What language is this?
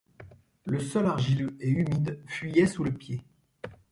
French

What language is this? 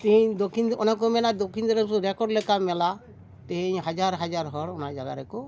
Santali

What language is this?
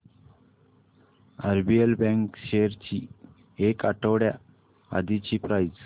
Marathi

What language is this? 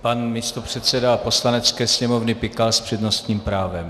Czech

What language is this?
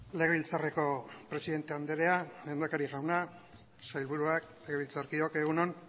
Basque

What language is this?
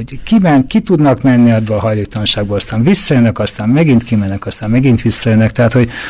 Hungarian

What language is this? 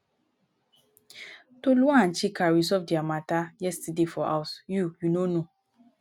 Nigerian Pidgin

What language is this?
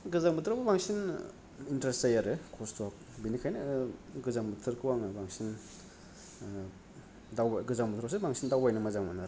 Bodo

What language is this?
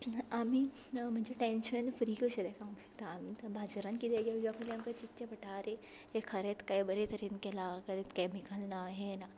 Konkani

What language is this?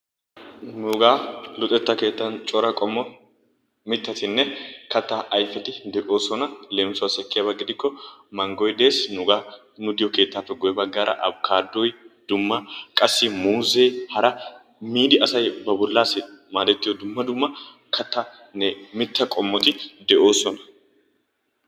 Wolaytta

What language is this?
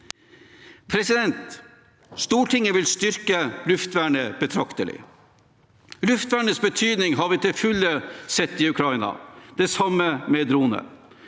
Norwegian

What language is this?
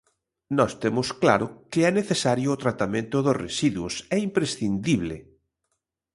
Galician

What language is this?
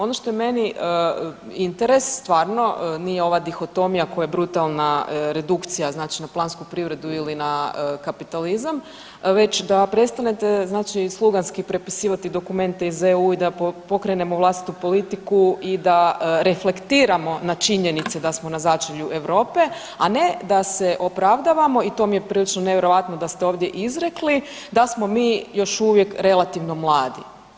Croatian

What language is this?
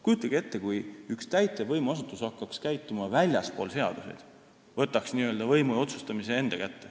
Estonian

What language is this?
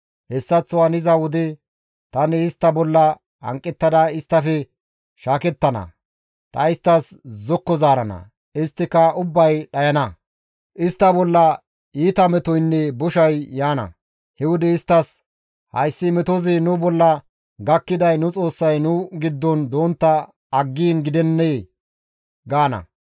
Gamo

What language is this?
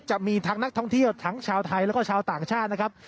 Thai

